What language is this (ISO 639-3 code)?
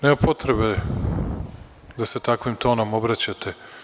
srp